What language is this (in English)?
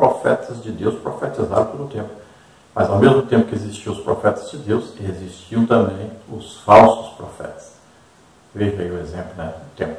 Portuguese